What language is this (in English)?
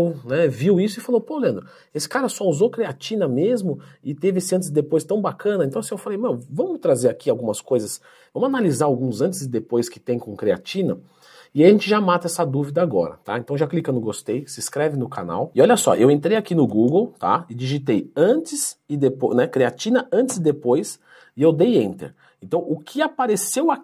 Portuguese